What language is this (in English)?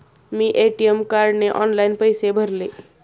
Marathi